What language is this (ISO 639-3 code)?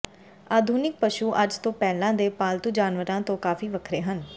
pan